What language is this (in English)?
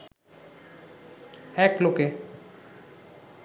Bangla